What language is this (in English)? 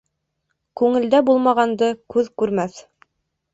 Bashkir